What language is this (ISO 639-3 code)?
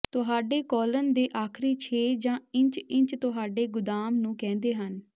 pan